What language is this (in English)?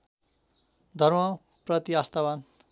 Nepali